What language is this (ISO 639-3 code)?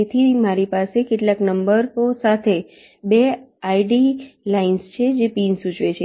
guj